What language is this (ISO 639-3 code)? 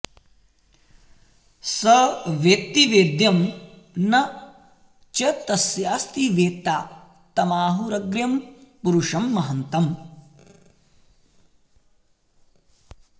san